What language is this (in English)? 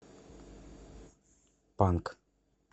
Russian